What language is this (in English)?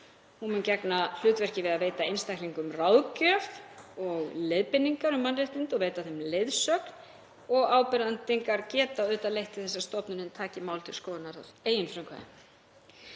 Icelandic